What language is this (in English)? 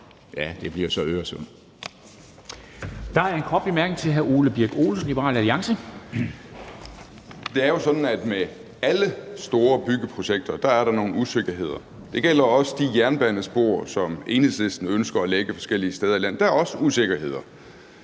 Danish